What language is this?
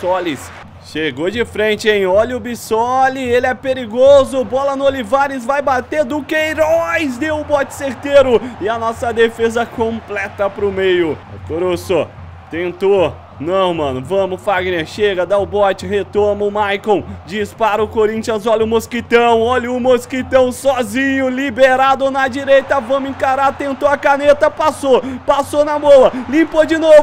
Portuguese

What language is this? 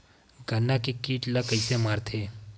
Chhattisgarhi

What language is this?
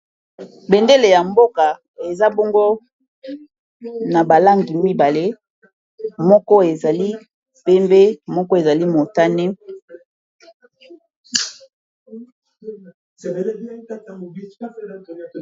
Lingala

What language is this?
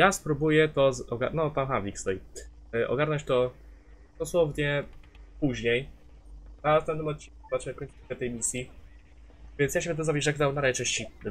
Polish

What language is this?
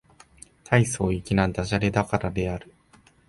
Japanese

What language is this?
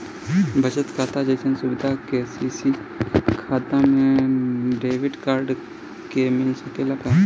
Bhojpuri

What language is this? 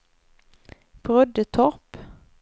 Swedish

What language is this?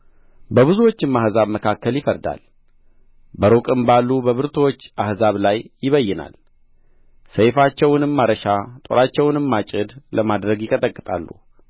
Amharic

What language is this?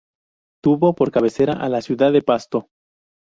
Spanish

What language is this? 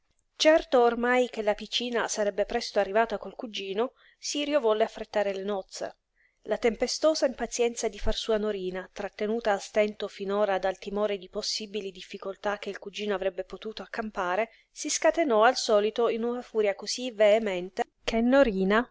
Italian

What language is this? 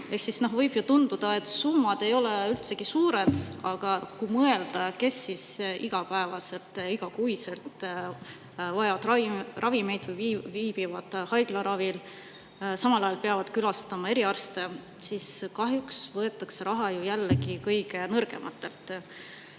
Estonian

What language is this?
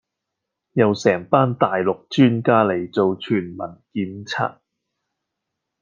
Cantonese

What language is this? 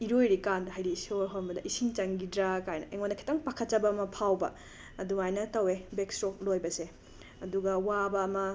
Manipuri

